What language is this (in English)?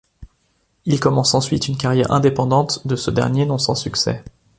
French